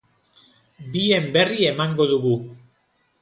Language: Basque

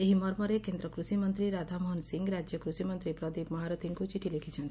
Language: Odia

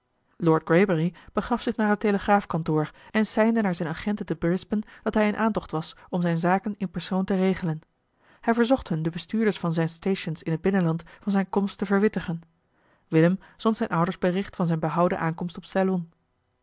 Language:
Dutch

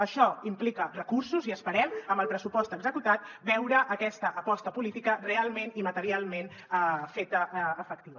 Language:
Catalan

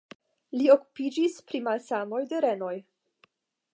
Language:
Esperanto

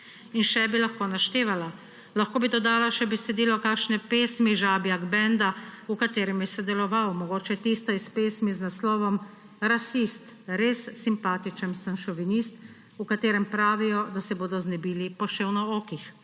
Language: Slovenian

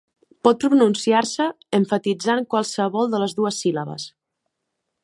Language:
Catalan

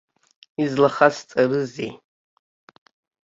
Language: Abkhazian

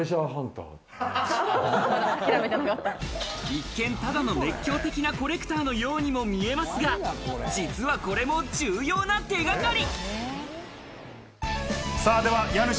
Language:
Japanese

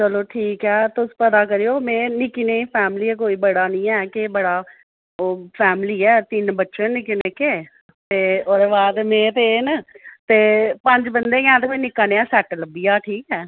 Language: Dogri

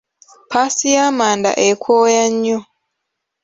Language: Ganda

